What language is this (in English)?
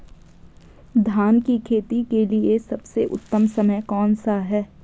Hindi